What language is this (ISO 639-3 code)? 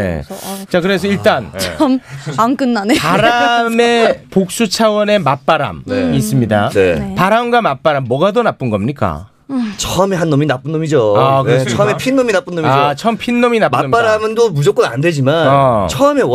kor